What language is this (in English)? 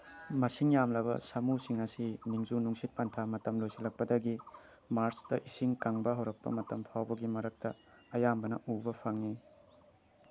Manipuri